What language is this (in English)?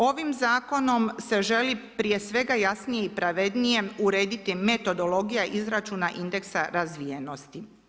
Croatian